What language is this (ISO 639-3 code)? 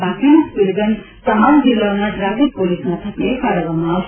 guj